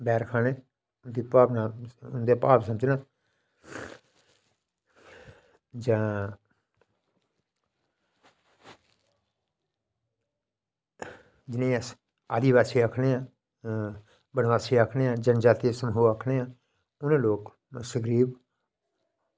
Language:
Dogri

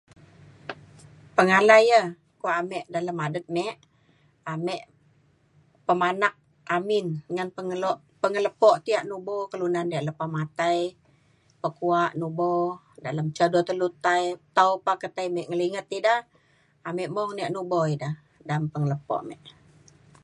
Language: Mainstream Kenyah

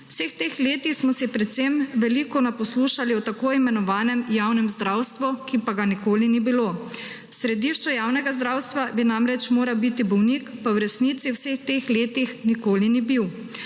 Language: Slovenian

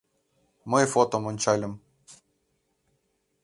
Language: Mari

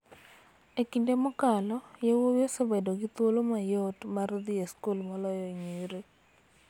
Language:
Luo (Kenya and Tanzania)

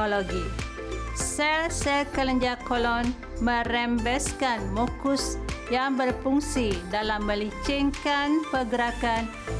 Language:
Malay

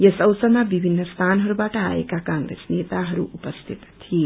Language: Nepali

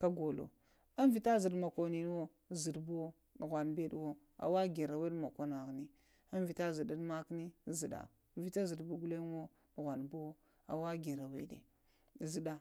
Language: Lamang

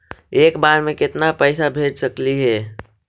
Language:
Magahi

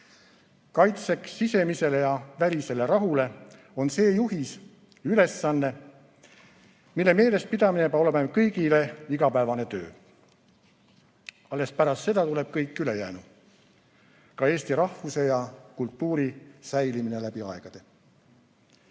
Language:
Estonian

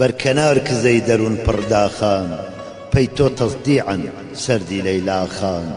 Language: Arabic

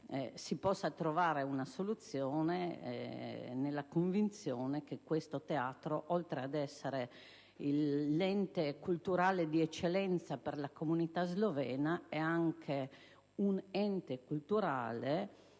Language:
Italian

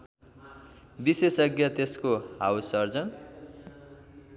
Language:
Nepali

